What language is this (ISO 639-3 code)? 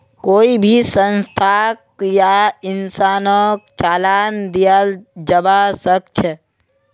mag